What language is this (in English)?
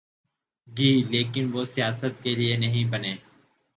Urdu